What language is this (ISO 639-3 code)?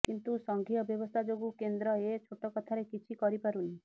ori